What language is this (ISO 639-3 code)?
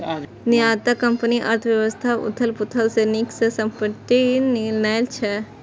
mai